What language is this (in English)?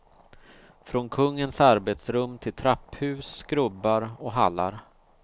Swedish